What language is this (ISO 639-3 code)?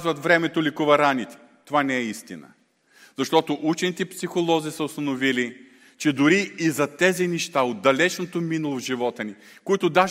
bul